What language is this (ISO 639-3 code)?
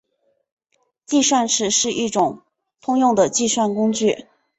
zho